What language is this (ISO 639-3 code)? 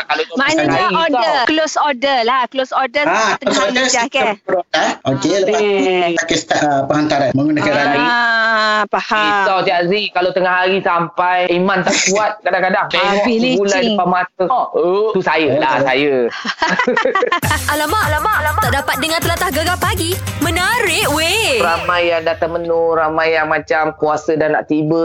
msa